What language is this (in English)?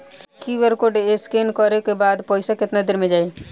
Bhojpuri